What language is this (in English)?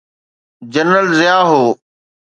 Sindhi